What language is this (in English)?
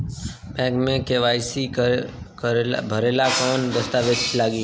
Bhojpuri